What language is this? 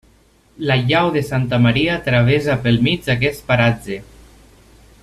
Catalan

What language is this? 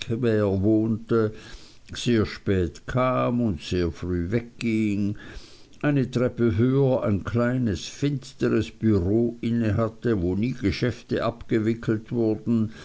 German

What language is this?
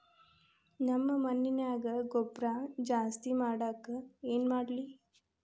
Kannada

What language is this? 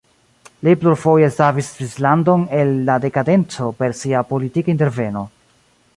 Esperanto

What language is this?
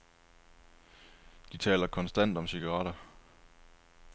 Danish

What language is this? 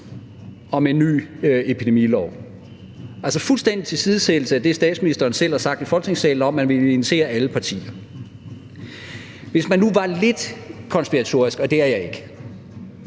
Danish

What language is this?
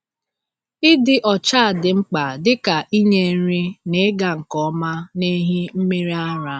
Igbo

